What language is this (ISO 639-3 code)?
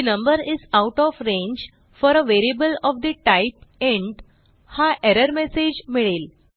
mar